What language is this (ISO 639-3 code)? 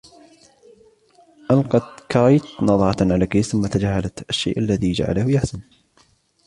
ara